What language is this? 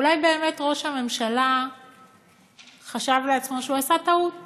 Hebrew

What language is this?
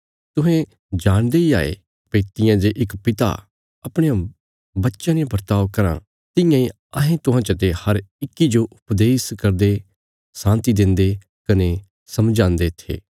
Bilaspuri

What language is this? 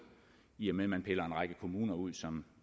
Danish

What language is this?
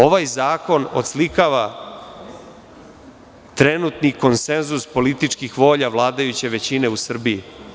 Serbian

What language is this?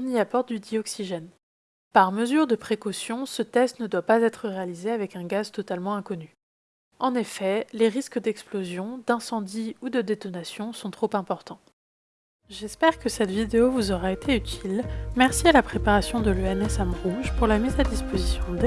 French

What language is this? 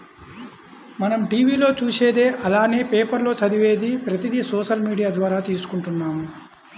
Telugu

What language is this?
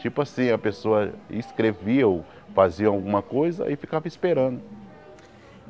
Portuguese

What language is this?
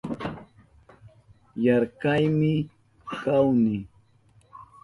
Southern Pastaza Quechua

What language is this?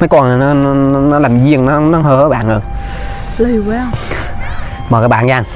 Vietnamese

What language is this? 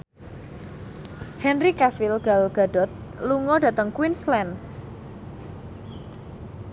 Javanese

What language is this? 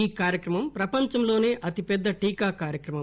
Telugu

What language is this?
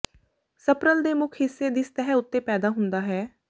Punjabi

